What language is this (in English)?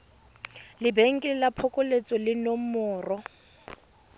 Tswana